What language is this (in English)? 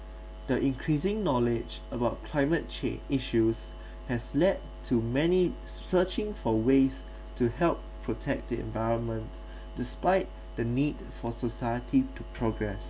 English